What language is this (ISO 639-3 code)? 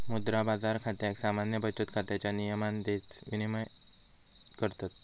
mar